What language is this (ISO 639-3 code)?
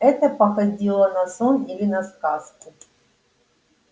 rus